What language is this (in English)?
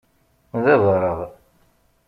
Kabyle